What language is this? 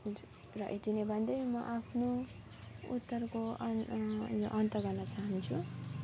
Nepali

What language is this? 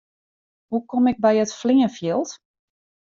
Western Frisian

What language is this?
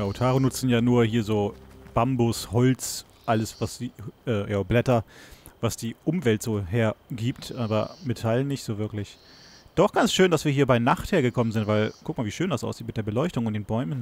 German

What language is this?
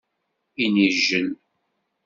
Kabyle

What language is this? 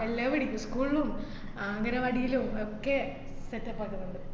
Malayalam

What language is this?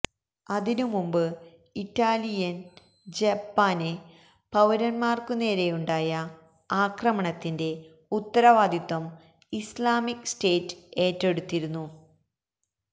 Malayalam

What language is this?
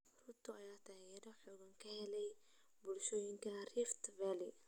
Somali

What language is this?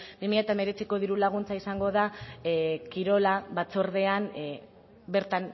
Basque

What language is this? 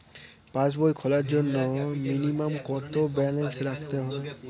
Bangla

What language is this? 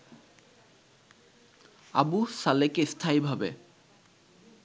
Bangla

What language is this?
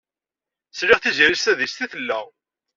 Kabyle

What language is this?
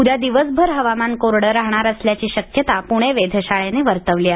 Marathi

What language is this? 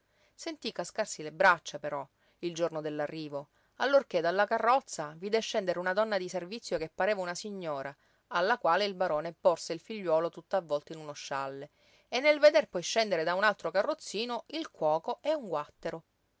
Italian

